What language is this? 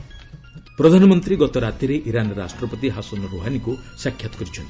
Odia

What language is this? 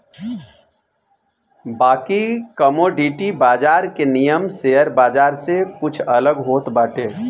Bhojpuri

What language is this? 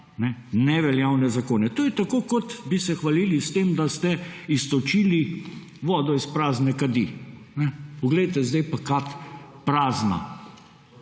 Slovenian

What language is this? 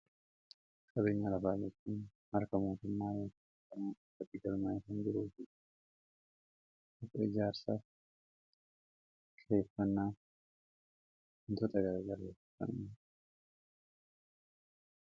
Oromo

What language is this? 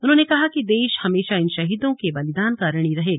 Hindi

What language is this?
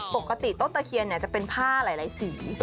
Thai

